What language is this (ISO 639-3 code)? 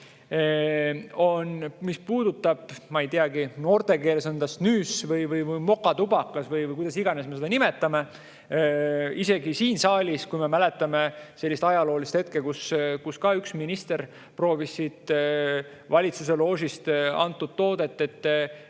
est